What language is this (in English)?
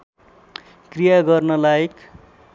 Nepali